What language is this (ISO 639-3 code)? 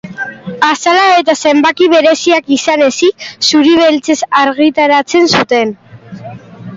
eus